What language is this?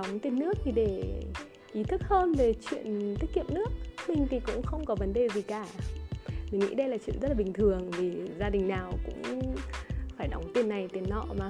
Vietnamese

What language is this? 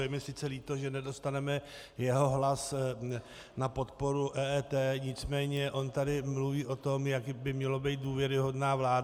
Czech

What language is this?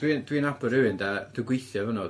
Welsh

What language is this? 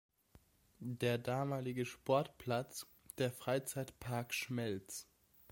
German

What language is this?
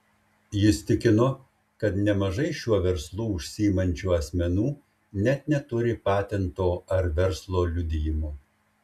Lithuanian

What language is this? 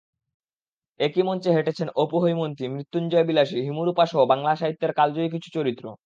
Bangla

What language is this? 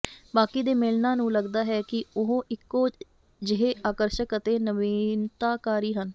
Punjabi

